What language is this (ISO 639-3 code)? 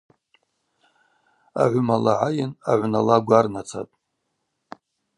abq